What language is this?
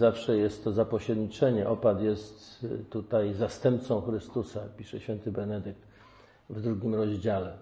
Polish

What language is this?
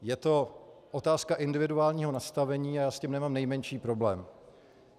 Czech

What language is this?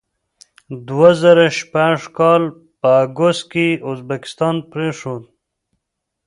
Pashto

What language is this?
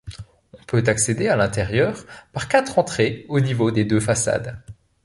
French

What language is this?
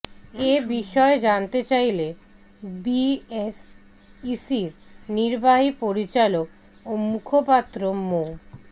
Bangla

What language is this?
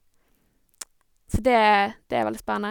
Norwegian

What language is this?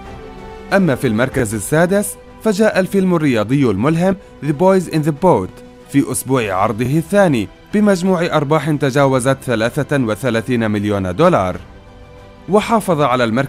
Arabic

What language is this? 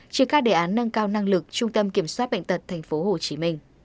Vietnamese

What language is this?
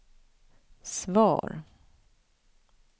Swedish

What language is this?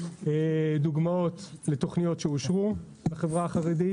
Hebrew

